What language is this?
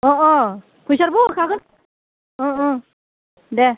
Bodo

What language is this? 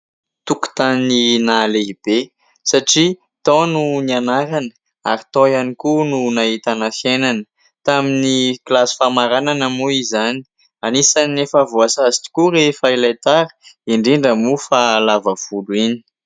Malagasy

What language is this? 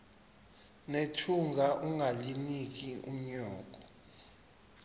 Xhosa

